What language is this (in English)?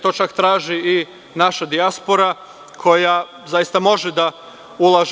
Serbian